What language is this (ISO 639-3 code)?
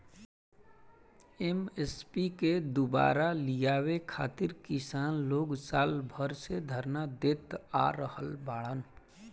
bho